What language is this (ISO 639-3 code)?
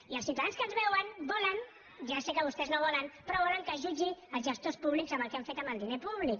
cat